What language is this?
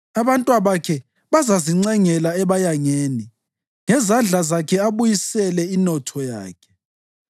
North Ndebele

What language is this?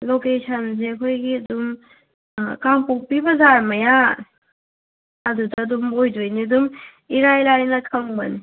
Manipuri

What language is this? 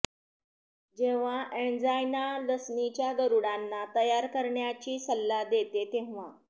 Marathi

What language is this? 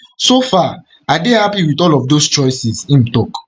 Nigerian Pidgin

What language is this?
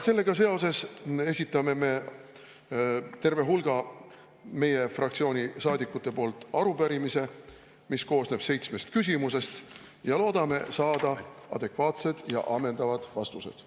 Estonian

